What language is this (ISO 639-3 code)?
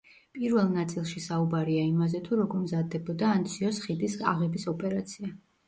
kat